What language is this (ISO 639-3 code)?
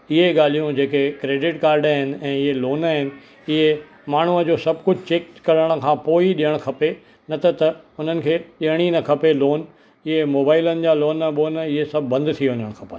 snd